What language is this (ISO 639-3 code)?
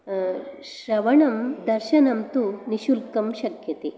san